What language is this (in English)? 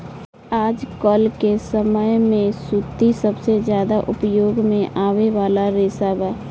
Bhojpuri